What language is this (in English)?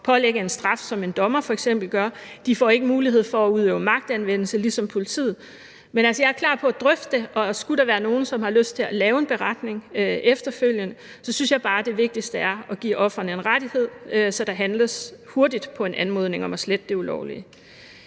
Danish